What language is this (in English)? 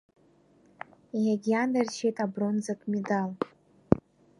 Abkhazian